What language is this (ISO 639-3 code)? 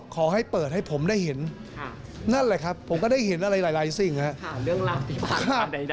tha